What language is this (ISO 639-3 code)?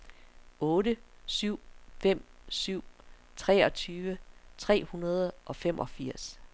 dan